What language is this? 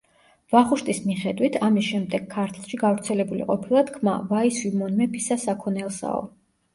Georgian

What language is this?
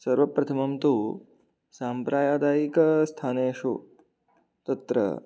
Sanskrit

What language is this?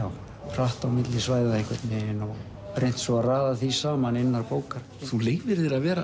Icelandic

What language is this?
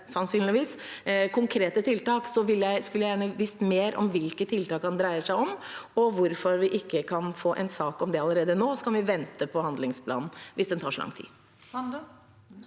Norwegian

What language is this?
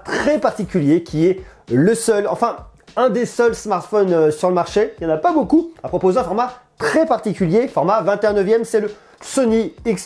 French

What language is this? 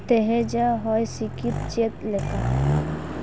Santali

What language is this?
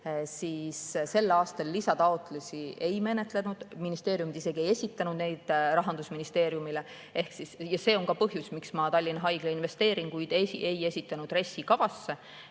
Estonian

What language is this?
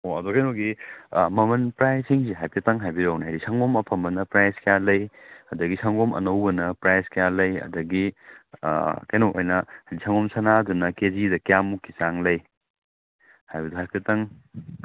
Manipuri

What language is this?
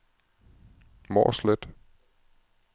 Danish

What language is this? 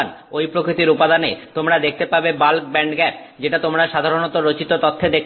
Bangla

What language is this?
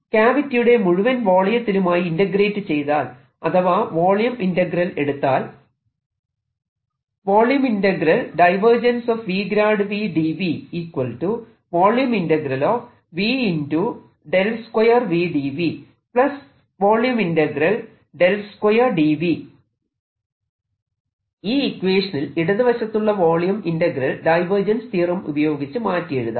Malayalam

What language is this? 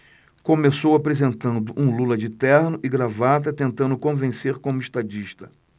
Portuguese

